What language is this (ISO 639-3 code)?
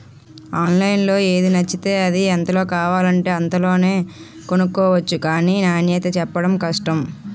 tel